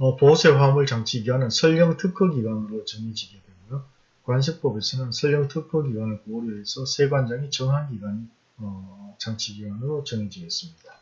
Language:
Korean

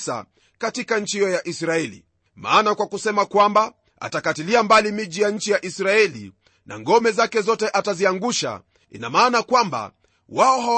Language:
Swahili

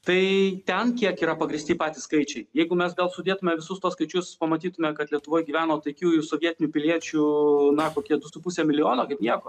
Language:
Lithuanian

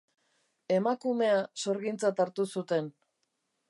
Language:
Basque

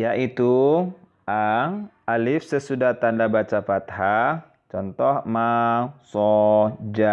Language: Indonesian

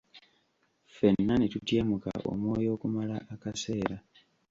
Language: Ganda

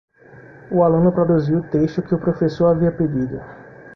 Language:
Portuguese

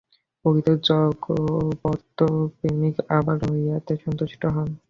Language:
Bangla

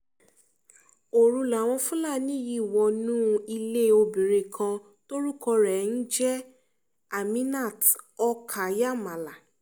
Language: Yoruba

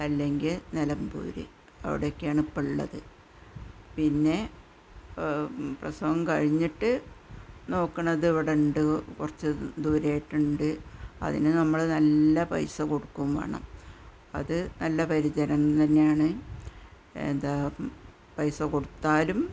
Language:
Malayalam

